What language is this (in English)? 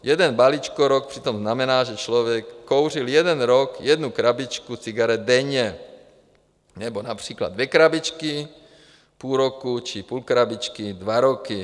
Czech